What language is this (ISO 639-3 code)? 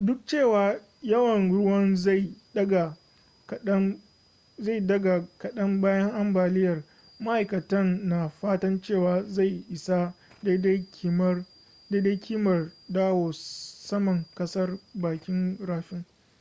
hau